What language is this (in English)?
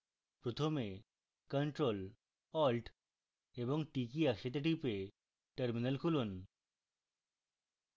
Bangla